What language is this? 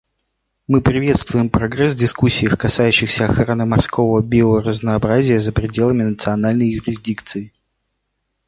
Russian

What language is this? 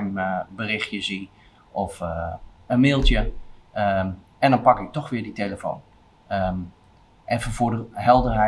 Dutch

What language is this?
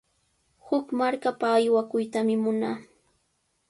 Sihuas Ancash Quechua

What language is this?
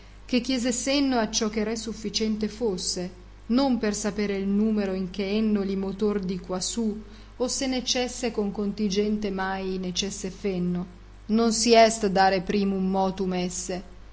Italian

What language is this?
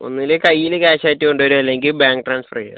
Malayalam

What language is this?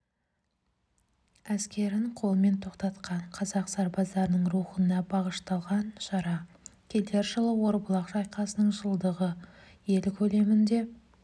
Kazakh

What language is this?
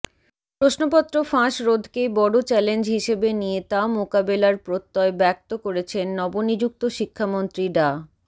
Bangla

